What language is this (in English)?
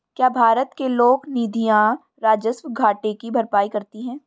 Hindi